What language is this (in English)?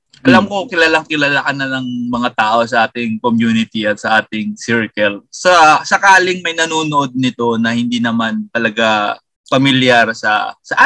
Filipino